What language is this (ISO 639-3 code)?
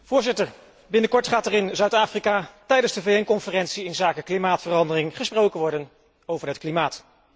nld